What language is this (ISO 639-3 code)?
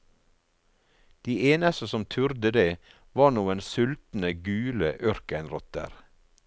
nor